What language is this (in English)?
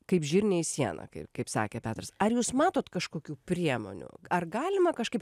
Lithuanian